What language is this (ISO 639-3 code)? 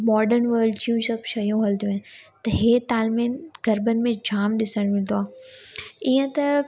snd